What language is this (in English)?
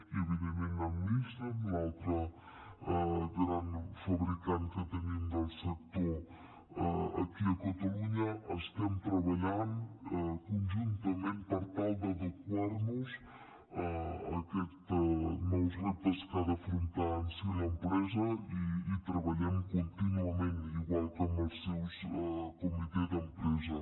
Catalan